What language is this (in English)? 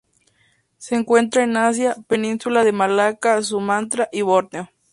Spanish